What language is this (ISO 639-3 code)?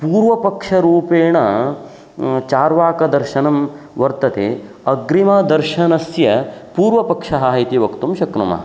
san